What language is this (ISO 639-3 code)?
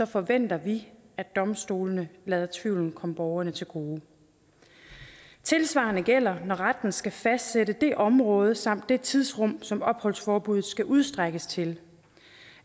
dan